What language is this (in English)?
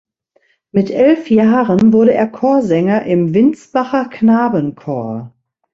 German